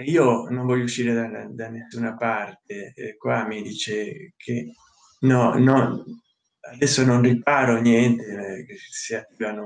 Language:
Italian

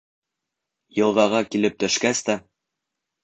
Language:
Bashkir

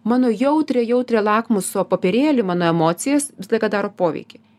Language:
Lithuanian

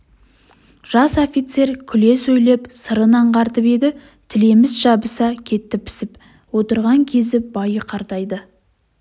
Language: Kazakh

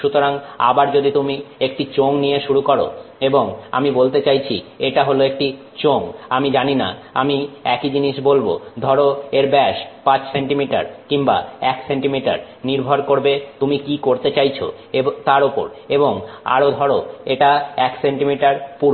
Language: Bangla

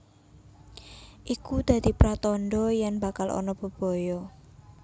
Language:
Javanese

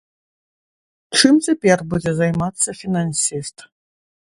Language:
Belarusian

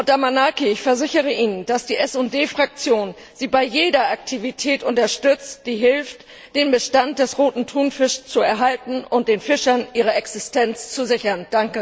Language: German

